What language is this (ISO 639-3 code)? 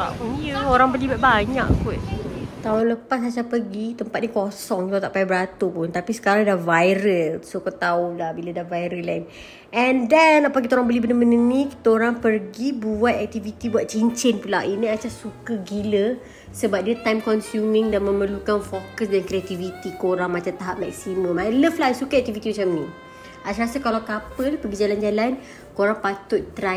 msa